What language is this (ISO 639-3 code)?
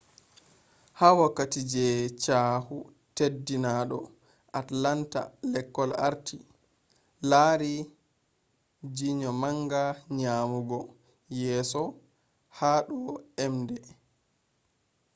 ful